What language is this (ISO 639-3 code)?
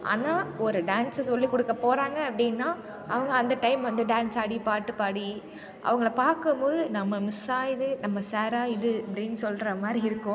tam